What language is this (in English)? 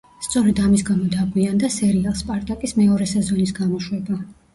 Georgian